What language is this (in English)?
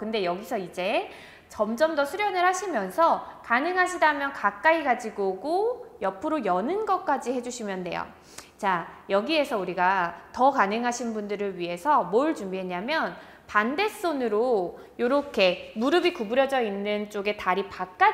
Korean